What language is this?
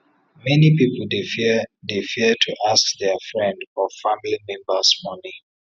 Nigerian Pidgin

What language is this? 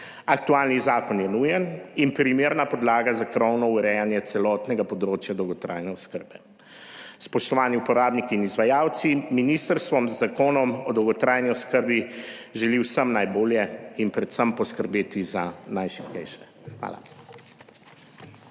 Slovenian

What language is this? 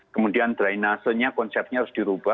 Indonesian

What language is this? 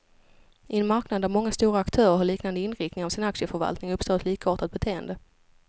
Swedish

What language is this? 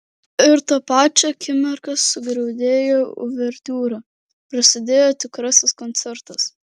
Lithuanian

